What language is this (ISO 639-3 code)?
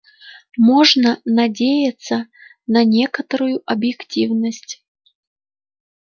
rus